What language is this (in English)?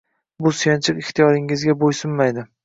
Uzbek